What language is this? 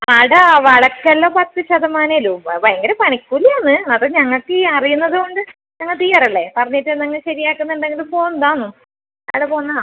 Malayalam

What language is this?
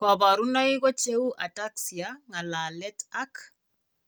Kalenjin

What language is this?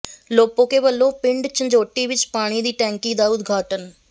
Punjabi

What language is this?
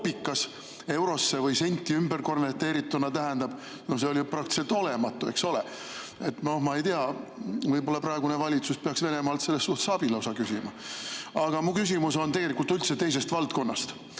Estonian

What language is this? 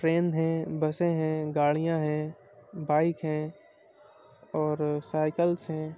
Urdu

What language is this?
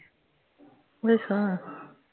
Punjabi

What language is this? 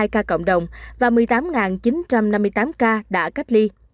Vietnamese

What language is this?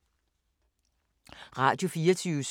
Danish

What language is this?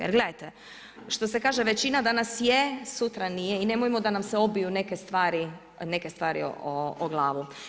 Croatian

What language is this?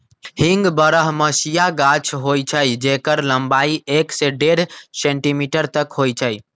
Magahi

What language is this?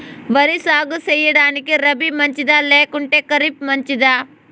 Telugu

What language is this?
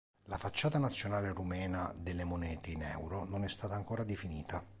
Italian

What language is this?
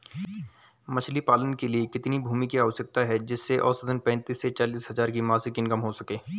Hindi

